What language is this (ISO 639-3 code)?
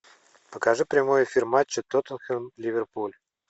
rus